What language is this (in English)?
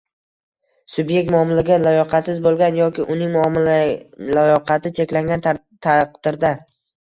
Uzbek